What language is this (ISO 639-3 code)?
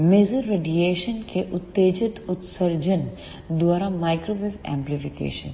hin